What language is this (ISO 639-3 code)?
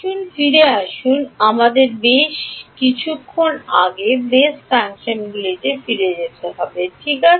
ben